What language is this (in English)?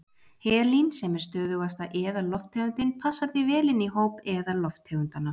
Icelandic